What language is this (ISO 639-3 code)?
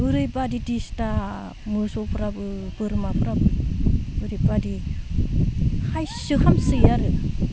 brx